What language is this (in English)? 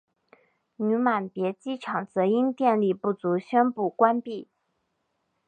Chinese